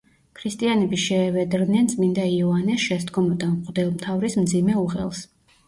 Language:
Georgian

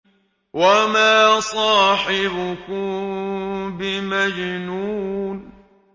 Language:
Arabic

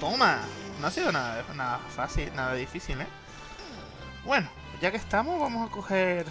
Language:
Spanish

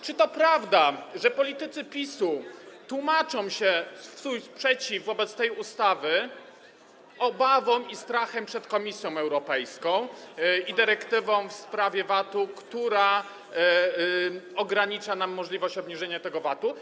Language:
Polish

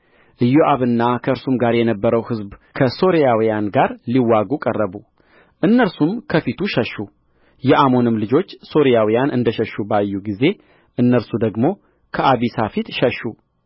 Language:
Amharic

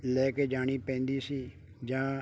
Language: Punjabi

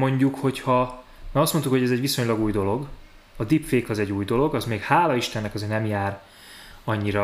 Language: Hungarian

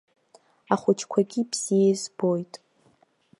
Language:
Abkhazian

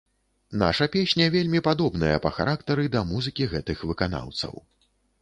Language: Belarusian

